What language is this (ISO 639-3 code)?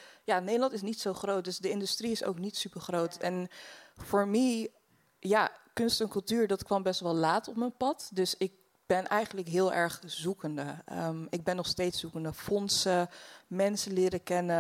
nld